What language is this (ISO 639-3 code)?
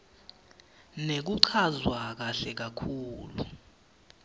ssw